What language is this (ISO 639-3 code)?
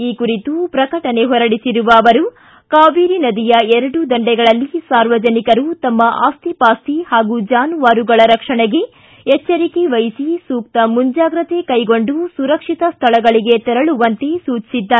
kan